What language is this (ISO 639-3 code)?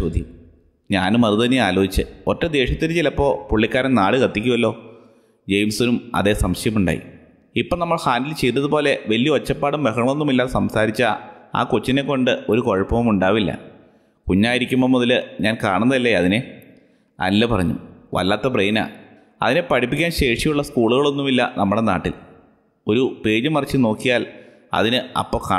mal